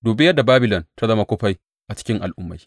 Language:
Hausa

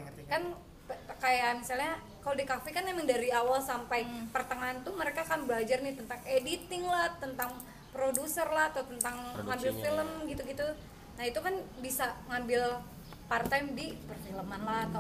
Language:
Indonesian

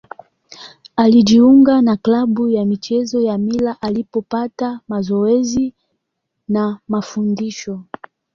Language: Swahili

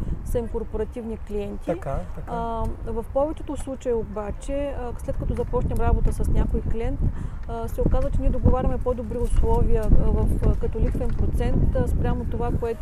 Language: Bulgarian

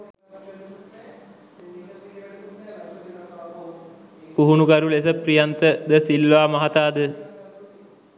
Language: Sinhala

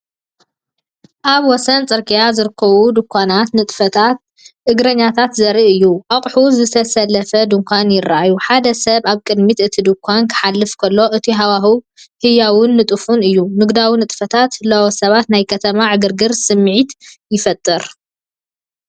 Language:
Tigrinya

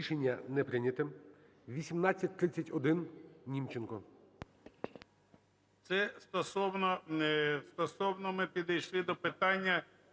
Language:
Ukrainian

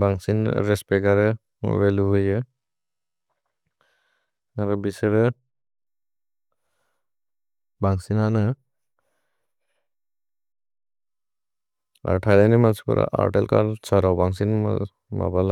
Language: Bodo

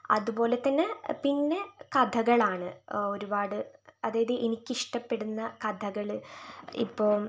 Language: Malayalam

